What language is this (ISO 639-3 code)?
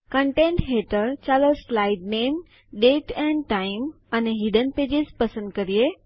guj